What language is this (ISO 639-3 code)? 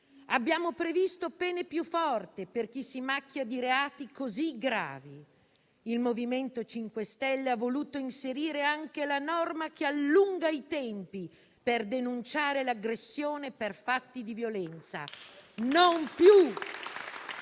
ita